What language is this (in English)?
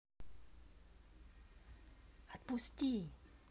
Russian